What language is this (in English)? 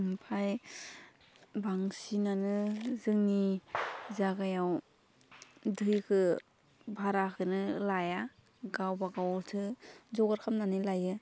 Bodo